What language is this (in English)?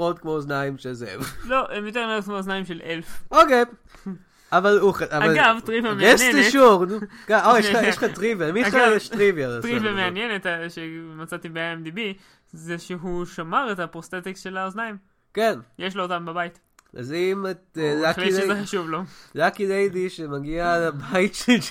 Hebrew